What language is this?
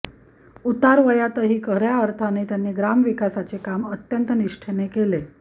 Marathi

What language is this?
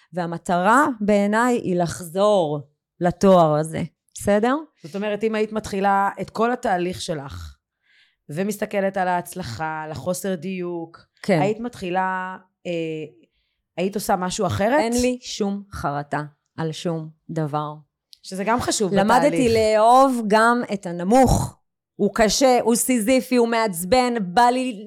Hebrew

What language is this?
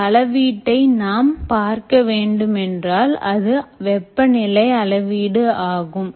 Tamil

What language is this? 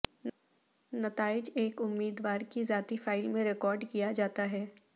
Urdu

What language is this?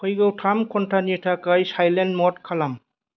Bodo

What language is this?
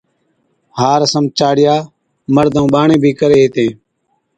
Od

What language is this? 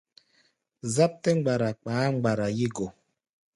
Gbaya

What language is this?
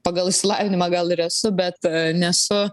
Lithuanian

